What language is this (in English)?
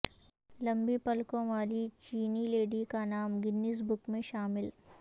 Urdu